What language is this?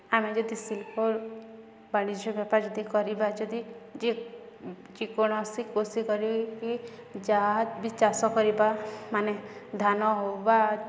Odia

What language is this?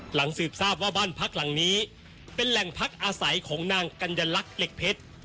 Thai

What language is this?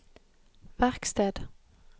Norwegian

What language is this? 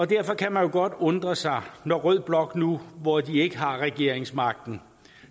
Danish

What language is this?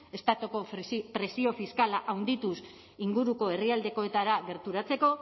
Basque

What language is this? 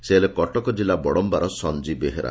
Odia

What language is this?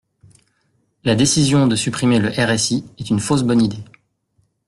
French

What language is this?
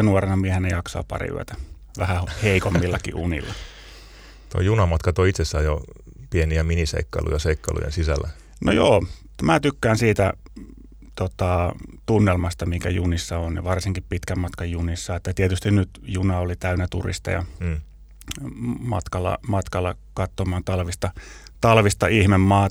Finnish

